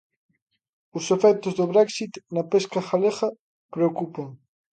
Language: Galician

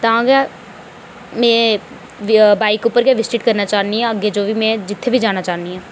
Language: Dogri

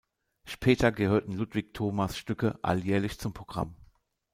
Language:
German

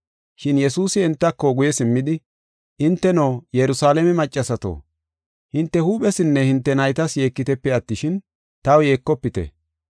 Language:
Gofa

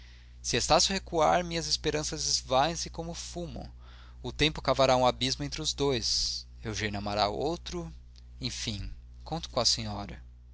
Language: Portuguese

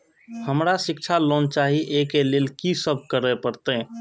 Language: Maithili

